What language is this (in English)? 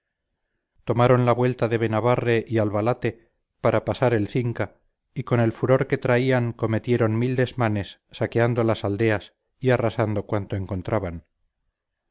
Spanish